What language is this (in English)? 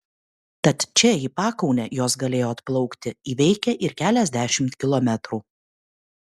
Lithuanian